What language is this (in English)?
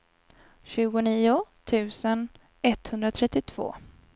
Swedish